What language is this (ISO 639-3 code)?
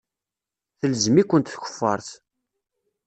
kab